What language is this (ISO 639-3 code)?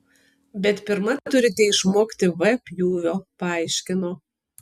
lit